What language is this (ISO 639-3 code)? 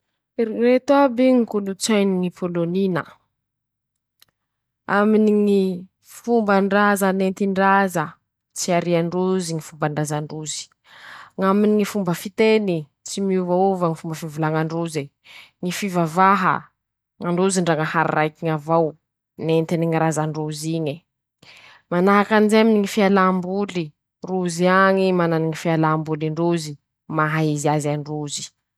msh